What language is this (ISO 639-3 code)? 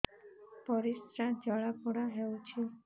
ori